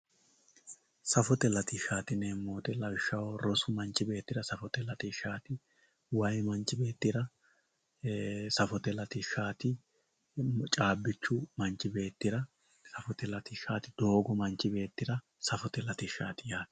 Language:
Sidamo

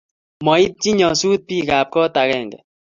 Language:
Kalenjin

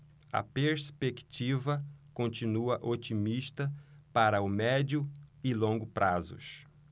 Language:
Portuguese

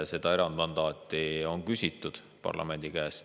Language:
Estonian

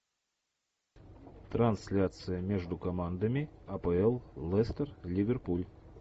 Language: Russian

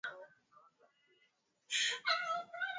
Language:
Swahili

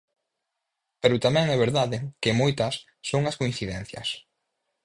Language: Galician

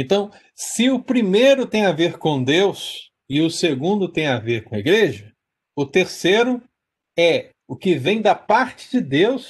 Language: Portuguese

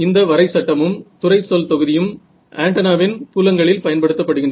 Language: Tamil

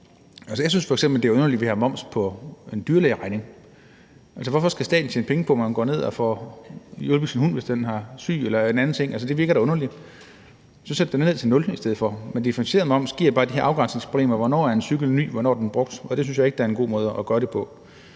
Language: Danish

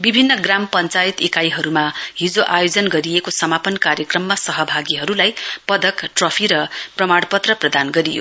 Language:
Nepali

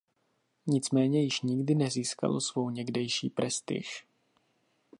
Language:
Czech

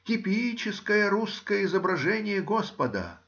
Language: Russian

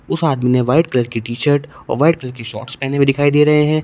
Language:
Hindi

